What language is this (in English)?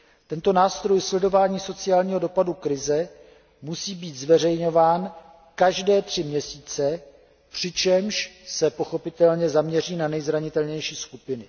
Czech